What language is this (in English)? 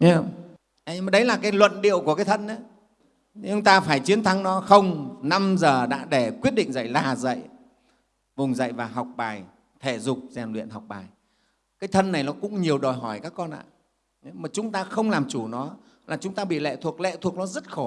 Vietnamese